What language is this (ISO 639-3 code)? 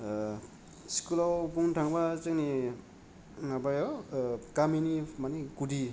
brx